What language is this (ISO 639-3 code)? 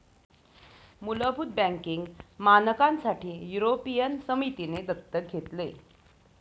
mar